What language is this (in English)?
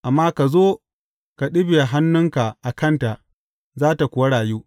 Hausa